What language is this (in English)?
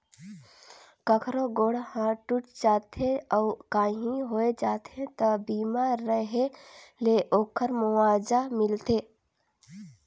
Chhattisgarhi